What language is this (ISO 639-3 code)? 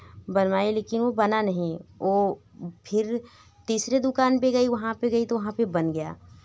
hin